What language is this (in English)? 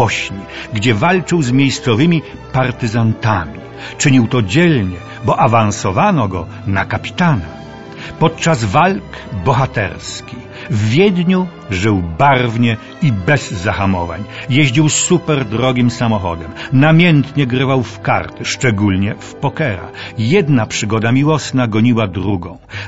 Polish